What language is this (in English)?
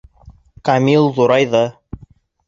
Bashkir